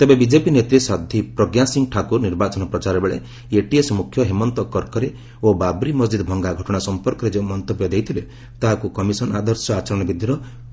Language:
Odia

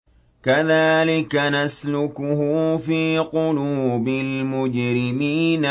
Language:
Arabic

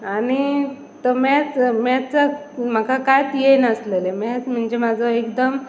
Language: Konkani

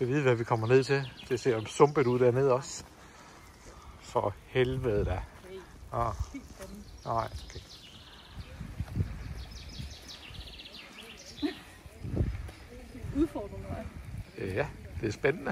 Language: Danish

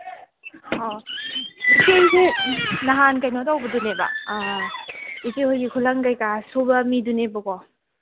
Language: Manipuri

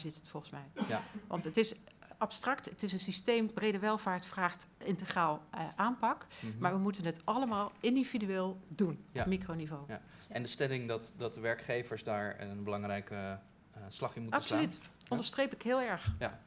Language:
Dutch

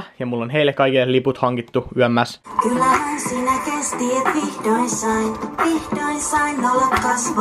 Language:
Finnish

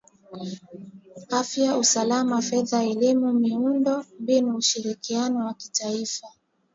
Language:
Swahili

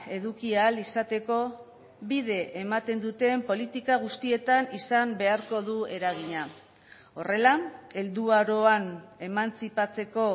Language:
Basque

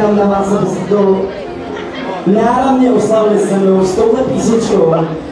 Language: Czech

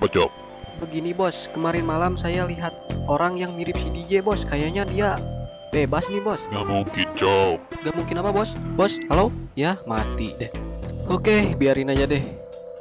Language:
Indonesian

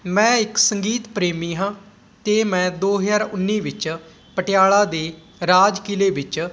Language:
Punjabi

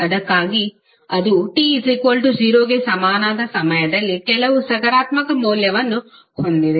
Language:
Kannada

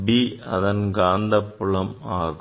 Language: Tamil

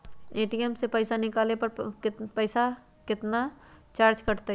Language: Magahi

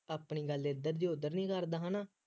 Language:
Punjabi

